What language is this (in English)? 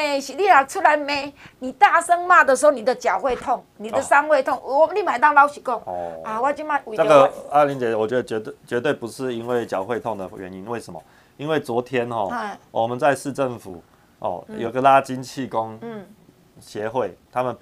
Chinese